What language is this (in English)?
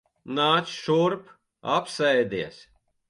Latvian